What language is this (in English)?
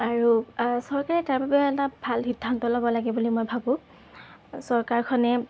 Assamese